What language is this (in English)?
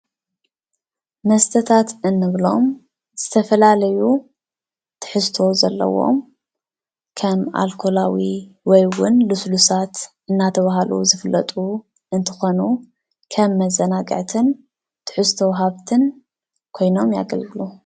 Tigrinya